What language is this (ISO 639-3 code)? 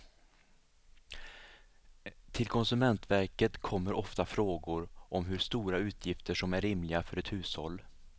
swe